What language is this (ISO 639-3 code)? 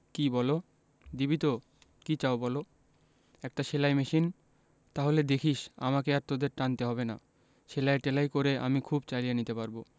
ben